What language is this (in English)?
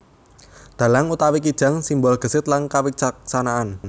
Javanese